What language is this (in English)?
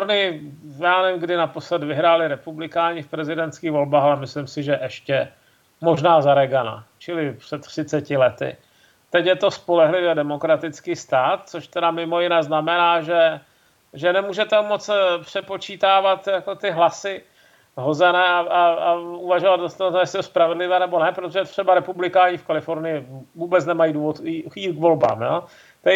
Czech